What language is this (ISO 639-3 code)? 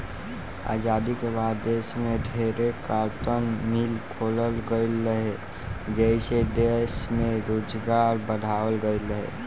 bho